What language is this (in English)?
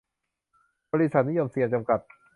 Thai